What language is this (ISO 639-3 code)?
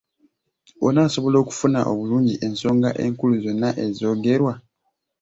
lug